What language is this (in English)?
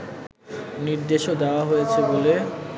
Bangla